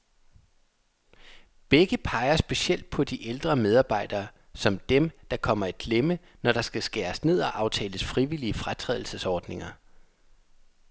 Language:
Danish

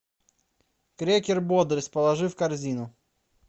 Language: Russian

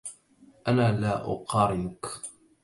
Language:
Arabic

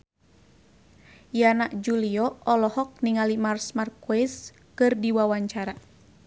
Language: Sundanese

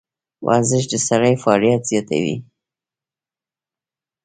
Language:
Pashto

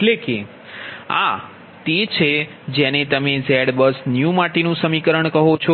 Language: Gujarati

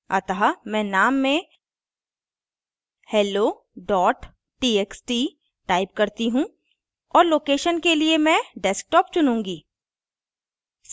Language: Hindi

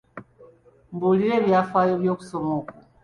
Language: Ganda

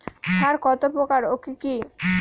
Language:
Bangla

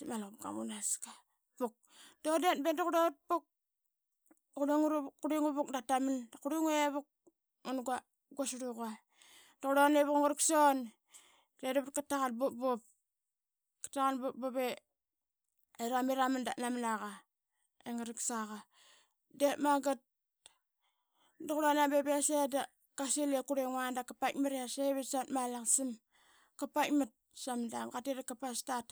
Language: Qaqet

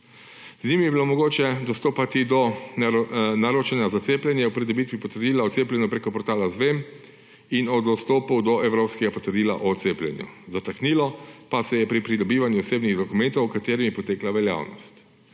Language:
Slovenian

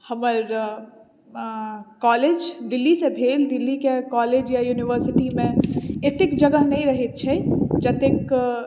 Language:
Maithili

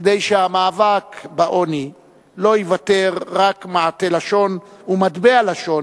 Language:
Hebrew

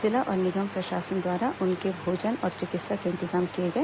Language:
Hindi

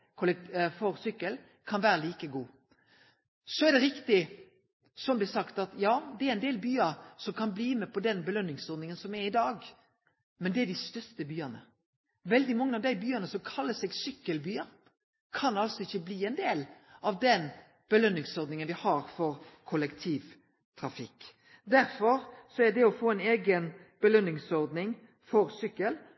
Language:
Norwegian Nynorsk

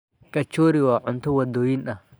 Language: Somali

